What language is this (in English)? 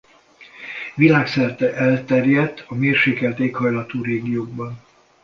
Hungarian